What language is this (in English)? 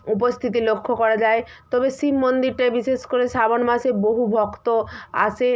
Bangla